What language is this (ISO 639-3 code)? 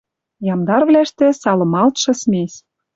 mrj